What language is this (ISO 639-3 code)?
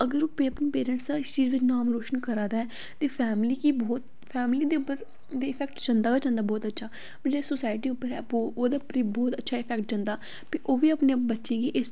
doi